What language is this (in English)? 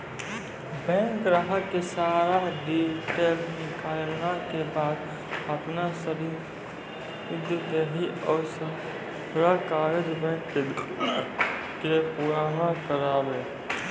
Maithili